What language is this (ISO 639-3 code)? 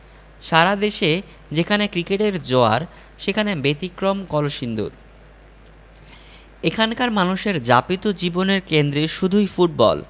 ben